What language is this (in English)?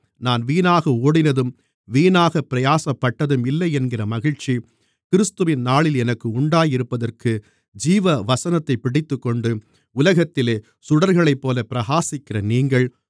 Tamil